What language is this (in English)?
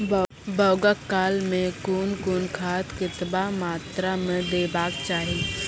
Maithili